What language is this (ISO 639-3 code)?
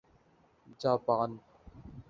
urd